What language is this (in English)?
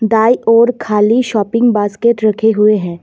Hindi